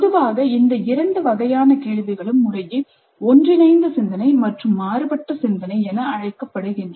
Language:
Tamil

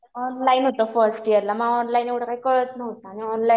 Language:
Marathi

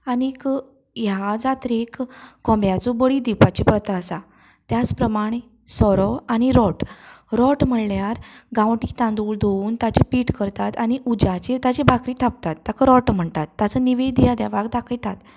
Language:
Konkani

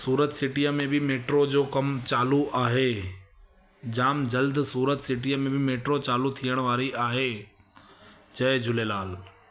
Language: Sindhi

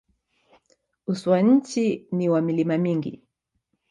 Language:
Swahili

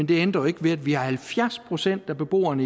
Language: Danish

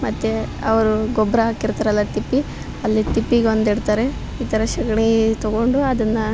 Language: Kannada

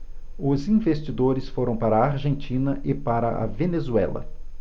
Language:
Portuguese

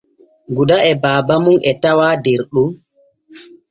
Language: Borgu Fulfulde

